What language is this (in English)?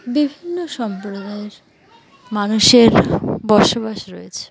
Bangla